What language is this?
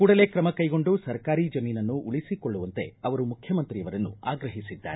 Kannada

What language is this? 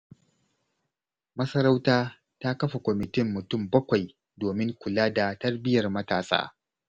Hausa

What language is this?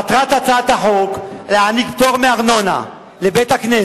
Hebrew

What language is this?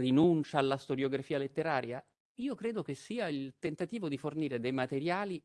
Italian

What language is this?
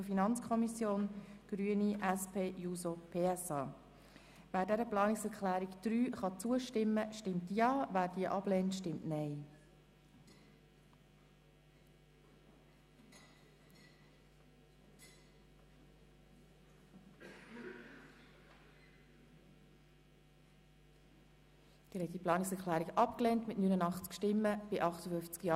Swiss German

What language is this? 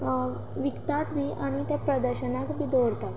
Konkani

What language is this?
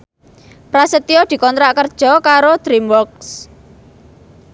Javanese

